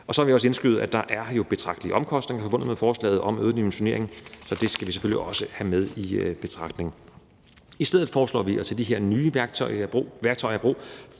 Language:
Danish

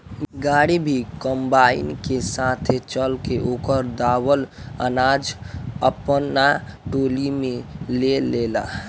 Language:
Bhojpuri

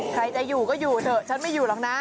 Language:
Thai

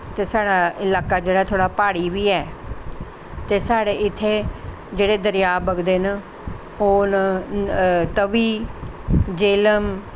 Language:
Dogri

